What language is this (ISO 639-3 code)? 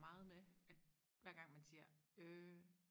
dan